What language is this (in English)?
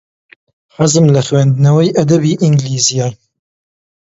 Central Kurdish